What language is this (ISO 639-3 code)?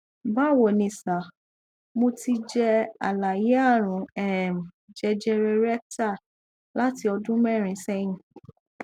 yor